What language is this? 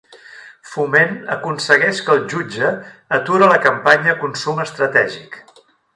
Catalan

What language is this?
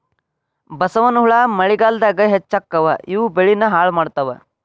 Kannada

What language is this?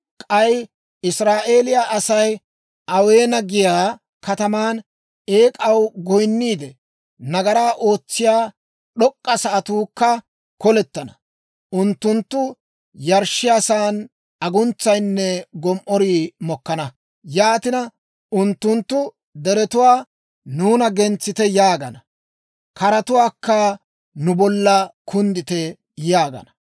Dawro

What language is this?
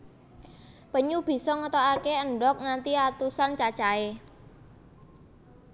Javanese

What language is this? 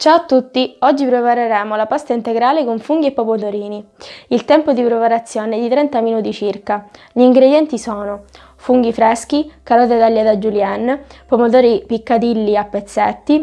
Italian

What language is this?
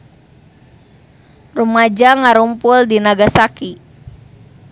Sundanese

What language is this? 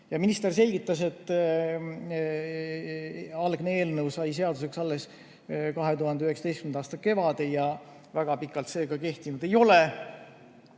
Estonian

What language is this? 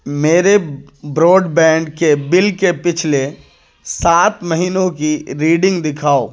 Urdu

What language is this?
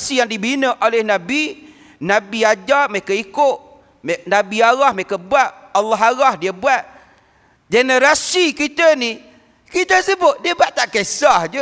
Malay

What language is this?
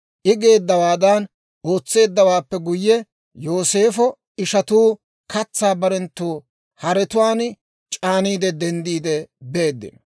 Dawro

